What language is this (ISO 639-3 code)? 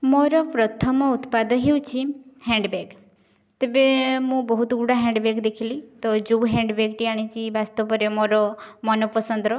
ori